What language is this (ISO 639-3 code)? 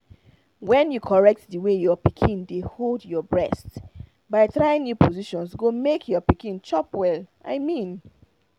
pcm